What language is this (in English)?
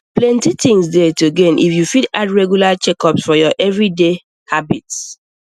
Nigerian Pidgin